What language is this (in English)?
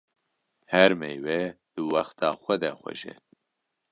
Kurdish